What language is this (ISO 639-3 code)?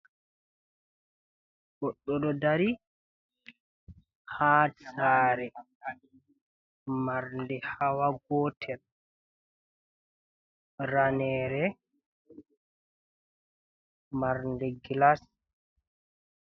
ful